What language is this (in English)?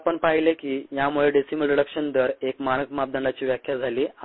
Marathi